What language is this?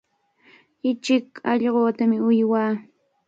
Cajatambo North Lima Quechua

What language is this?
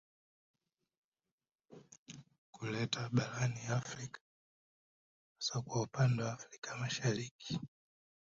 Swahili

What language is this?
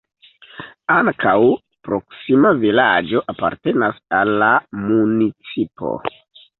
Esperanto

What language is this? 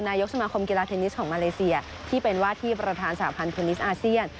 Thai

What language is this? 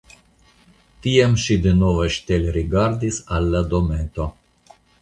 Esperanto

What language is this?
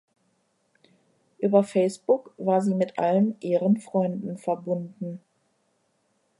German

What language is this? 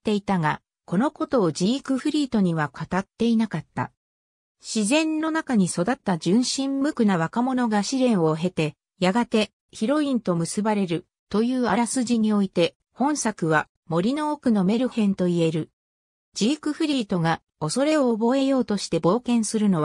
Japanese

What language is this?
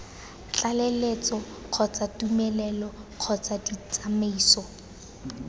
Tswana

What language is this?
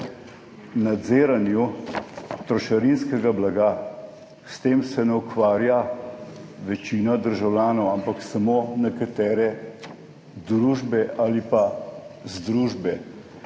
Slovenian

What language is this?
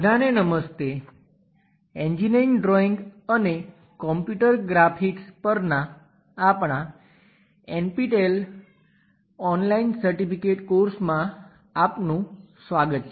Gujarati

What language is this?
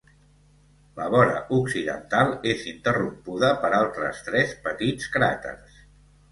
Catalan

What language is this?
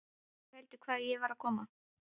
Icelandic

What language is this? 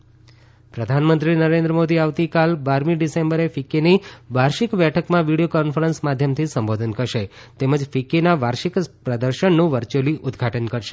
Gujarati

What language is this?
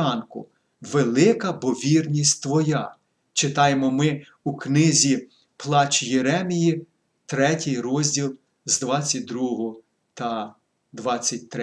Ukrainian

